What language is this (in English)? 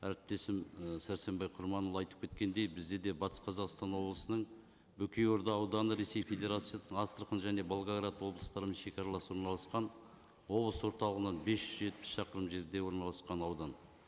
Kazakh